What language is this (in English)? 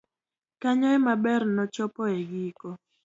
Luo (Kenya and Tanzania)